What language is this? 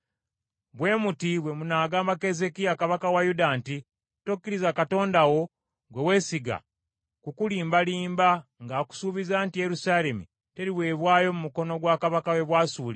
Ganda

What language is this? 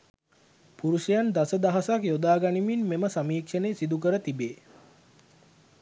Sinhala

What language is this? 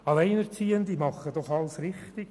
Swiss German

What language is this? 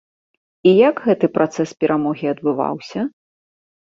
Belarusian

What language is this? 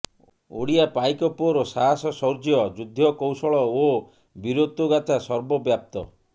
Odia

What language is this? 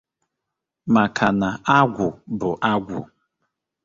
Igbo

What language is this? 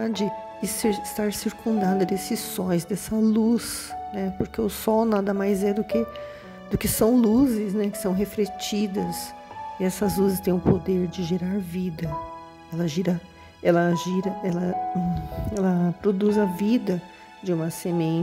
Portuguese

